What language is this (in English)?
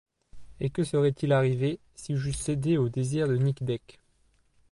French